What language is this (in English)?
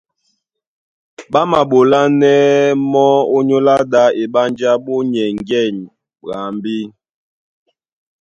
Duala